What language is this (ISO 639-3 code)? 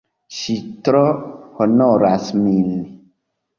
epo